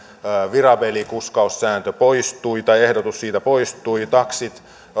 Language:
Finnish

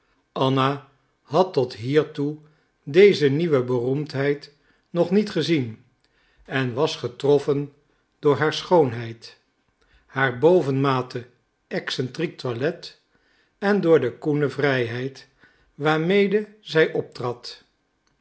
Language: Dutch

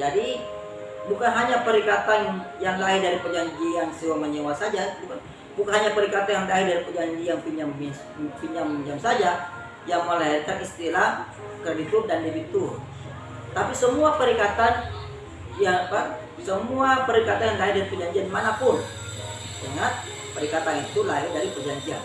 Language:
Indonesian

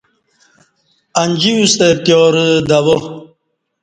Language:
Kati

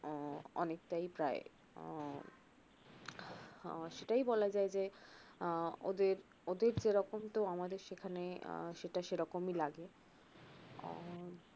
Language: Bangla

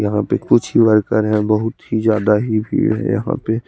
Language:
Hindi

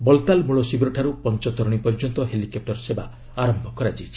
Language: Odia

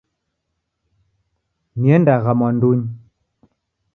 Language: Taita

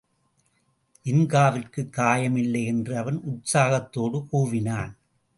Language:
Tamil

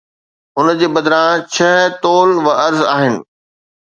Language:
Sindhi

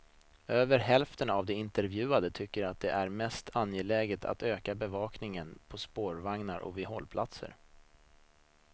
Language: Swedish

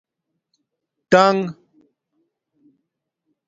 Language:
Domaaki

